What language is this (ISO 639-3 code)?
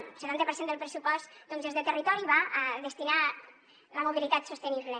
cat